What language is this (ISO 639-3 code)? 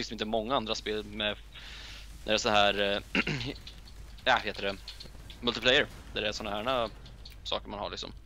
swe